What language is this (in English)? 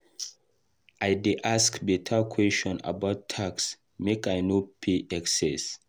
Nigerian Pidgin